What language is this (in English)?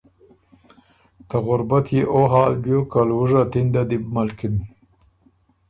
Ormuri